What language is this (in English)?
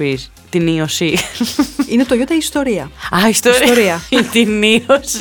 Greek